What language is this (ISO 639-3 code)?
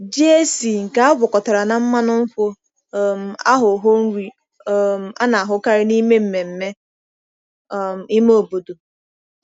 ibo